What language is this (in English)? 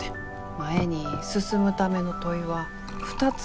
Japanese